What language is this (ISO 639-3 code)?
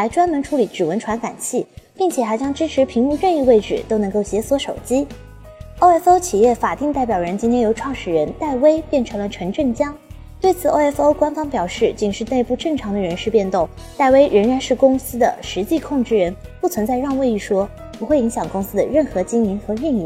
zho